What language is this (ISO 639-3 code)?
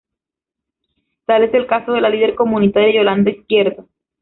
spa